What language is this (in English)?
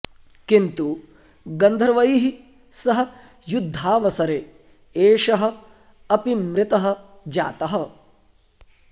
Sanskrit